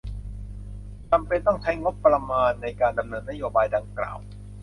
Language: Thai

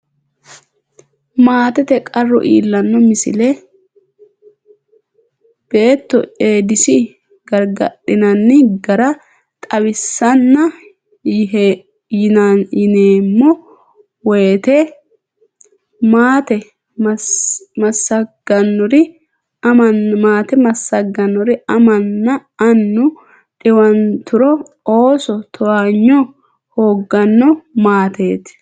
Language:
Sidamo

